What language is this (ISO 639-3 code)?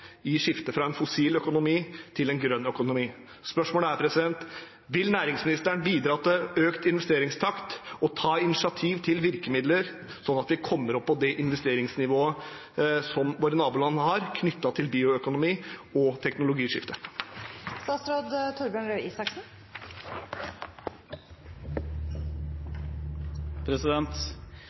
nob